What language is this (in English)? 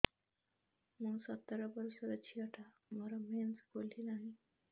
Odia